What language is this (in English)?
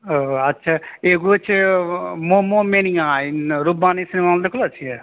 Maithili